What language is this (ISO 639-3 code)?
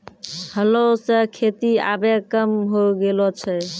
mai